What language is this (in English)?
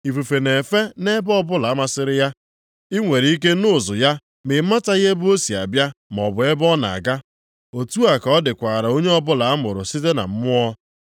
Igbo